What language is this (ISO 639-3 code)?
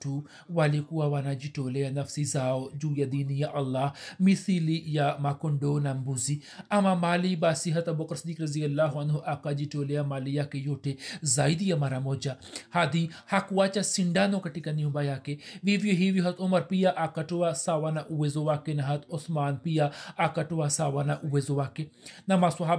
swa